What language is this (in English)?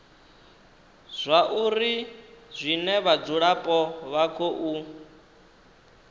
Venda